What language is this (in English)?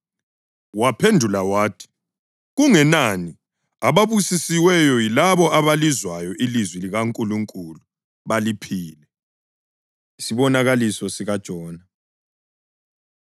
North Ndebele